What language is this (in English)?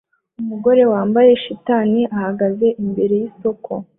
Kinyarwanda